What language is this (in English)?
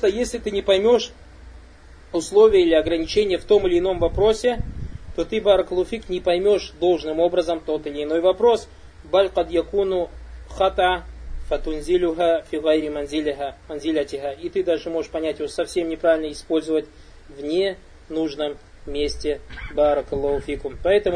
Russian